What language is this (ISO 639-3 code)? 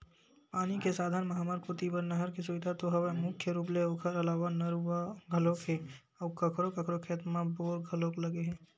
hne